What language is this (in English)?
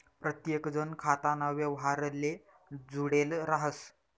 Marathi